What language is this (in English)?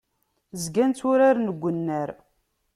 Kabyle